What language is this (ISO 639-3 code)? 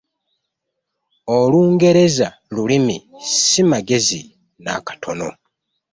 lug